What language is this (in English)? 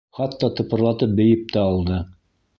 Bashkir